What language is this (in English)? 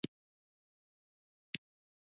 Pashto